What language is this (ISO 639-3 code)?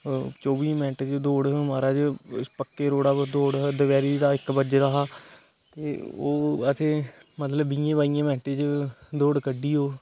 doi